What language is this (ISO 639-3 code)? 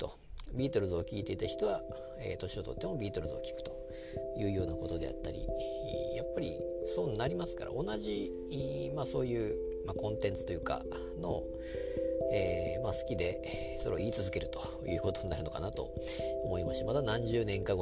jpn